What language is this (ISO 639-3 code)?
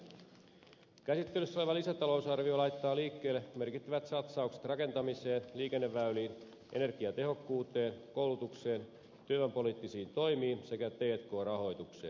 fin